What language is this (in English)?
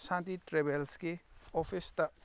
Manipuri